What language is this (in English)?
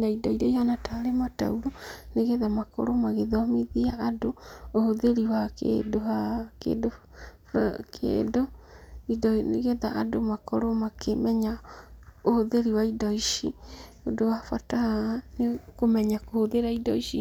Kikuyu